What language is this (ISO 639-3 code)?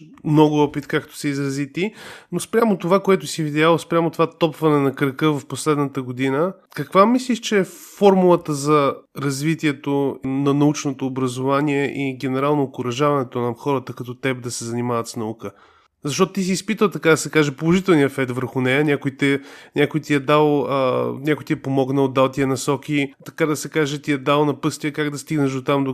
bul